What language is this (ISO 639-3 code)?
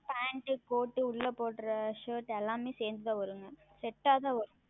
tam